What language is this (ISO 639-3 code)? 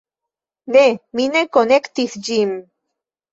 epo